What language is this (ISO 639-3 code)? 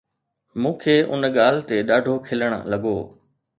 snd